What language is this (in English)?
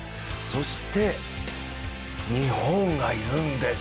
Japanese